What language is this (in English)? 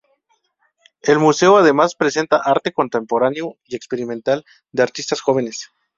Spanish